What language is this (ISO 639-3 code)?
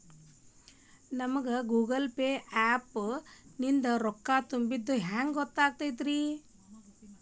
kan